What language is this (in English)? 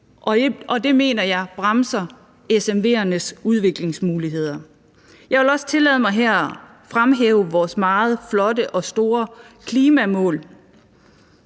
Danish